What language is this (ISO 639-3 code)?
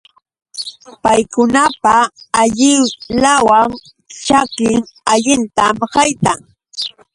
qux